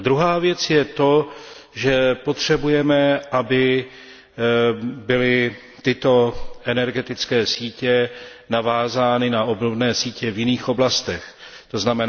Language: Czech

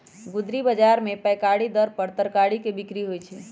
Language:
Magahi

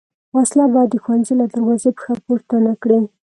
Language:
Pashto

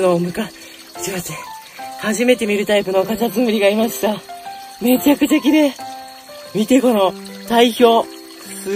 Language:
Japanese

